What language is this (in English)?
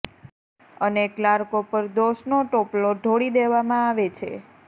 Gujarati